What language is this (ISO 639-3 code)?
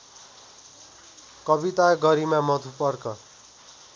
nep